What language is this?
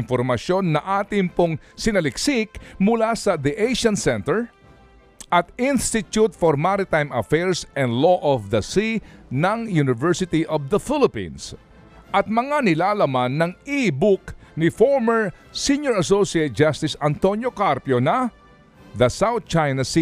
Filipino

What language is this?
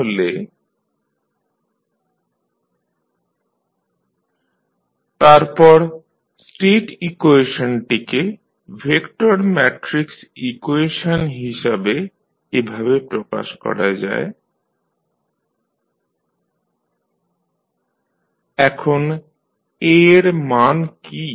Bangla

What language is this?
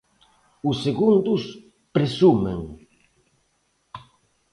Galician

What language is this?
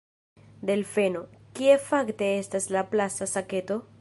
Esperanto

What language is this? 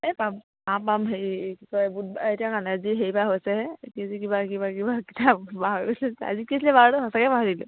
Assamese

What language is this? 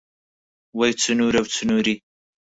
Central Kurdish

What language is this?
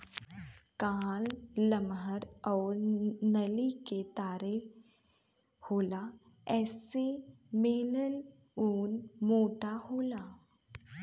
Bhojpuri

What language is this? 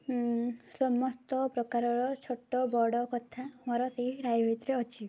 Odia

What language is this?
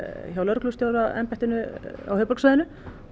Icelandic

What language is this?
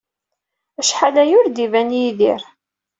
Kabyle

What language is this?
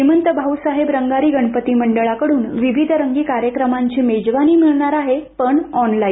Marathi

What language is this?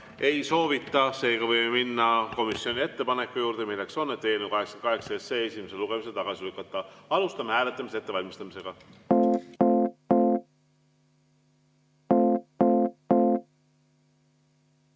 Estonian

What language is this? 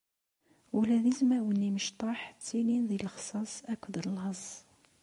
Kabyle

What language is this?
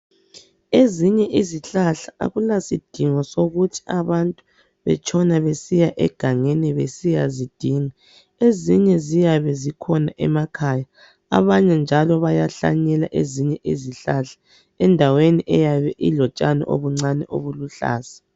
North Ndebele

